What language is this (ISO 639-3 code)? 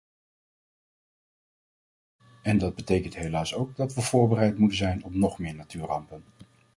nld